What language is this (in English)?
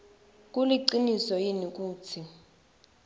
Swati